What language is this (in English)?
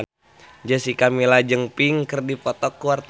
Sundanese